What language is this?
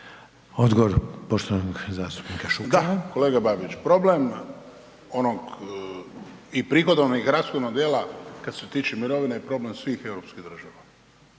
Croatian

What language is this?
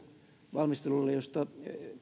Finnish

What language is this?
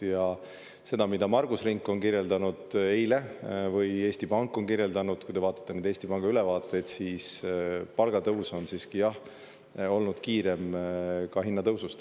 Estonian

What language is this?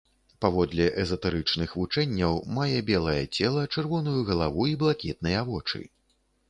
Belarusian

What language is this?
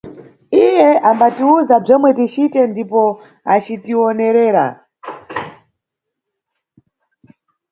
Nyungwe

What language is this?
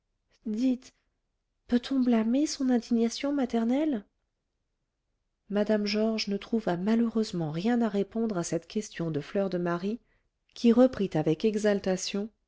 French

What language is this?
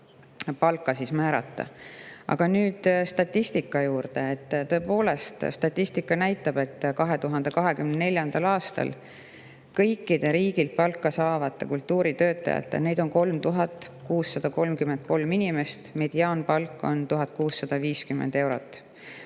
Estonian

